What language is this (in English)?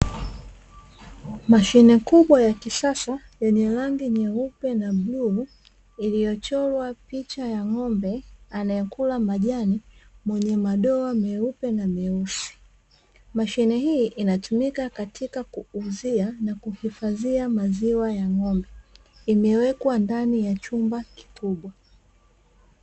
Swahili